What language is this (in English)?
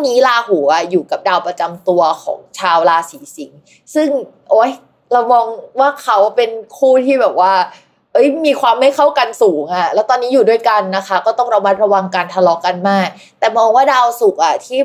Thai